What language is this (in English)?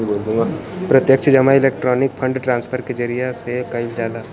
Bhojpuri